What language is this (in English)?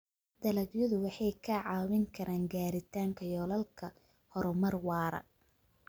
Somali